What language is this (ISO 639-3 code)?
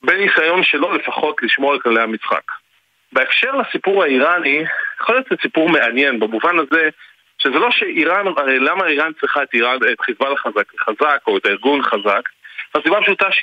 heb